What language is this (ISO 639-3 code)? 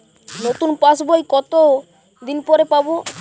ben